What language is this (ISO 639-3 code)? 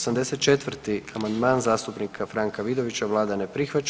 hrv